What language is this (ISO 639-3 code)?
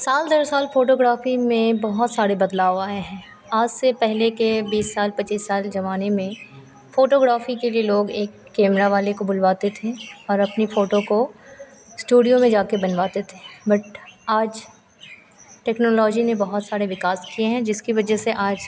hin